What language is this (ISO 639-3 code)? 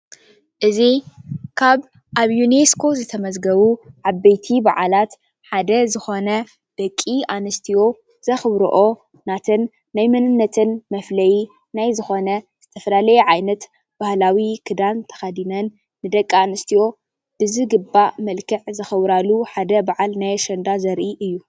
tir